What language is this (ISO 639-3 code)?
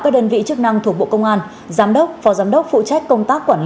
vie